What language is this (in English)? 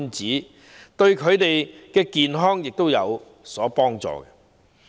Cantonese